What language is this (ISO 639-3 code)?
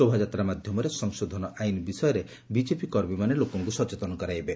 ori